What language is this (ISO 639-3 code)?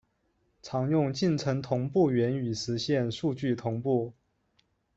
zho